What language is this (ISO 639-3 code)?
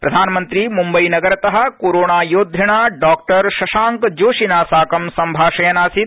san